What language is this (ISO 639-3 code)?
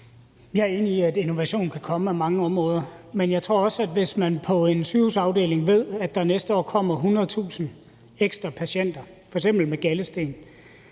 dan